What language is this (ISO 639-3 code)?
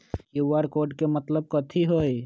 mag